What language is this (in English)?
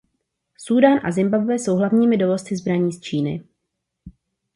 Czech